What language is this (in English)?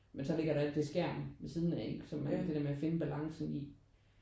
Danish